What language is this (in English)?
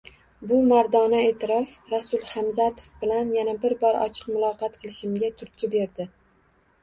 Uzbek